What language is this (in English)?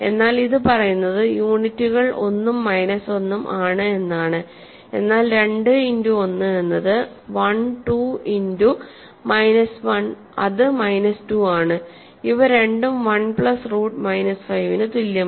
Malayalam